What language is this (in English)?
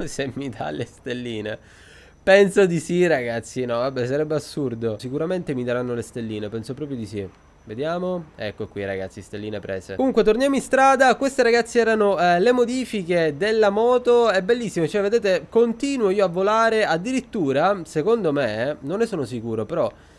Italian